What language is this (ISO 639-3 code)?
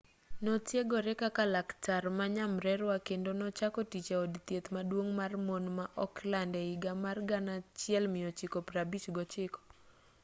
luo